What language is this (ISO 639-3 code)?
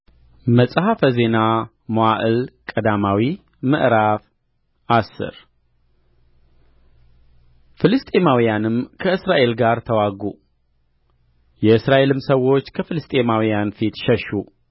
amh